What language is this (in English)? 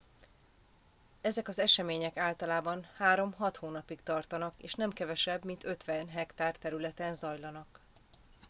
Hungarian